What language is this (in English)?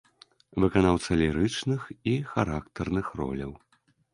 Belarusian